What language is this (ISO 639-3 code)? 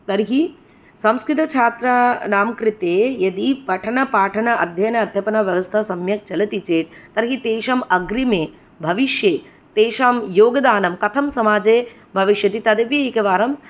san